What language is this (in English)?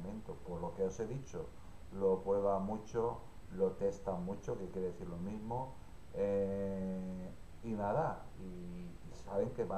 Spanish